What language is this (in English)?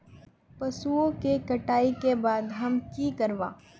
Magahi